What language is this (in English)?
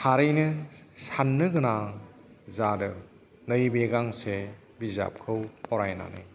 Bodo